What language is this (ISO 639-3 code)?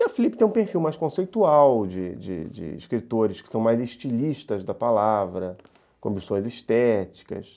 por